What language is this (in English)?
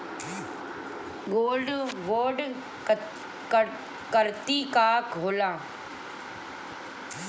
Bhojpuri